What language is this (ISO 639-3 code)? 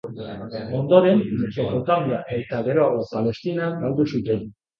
eus